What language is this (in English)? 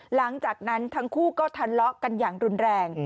Thai